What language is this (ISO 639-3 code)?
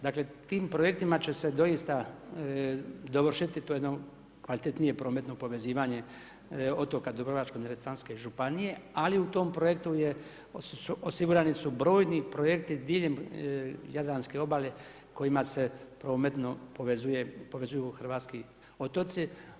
hrv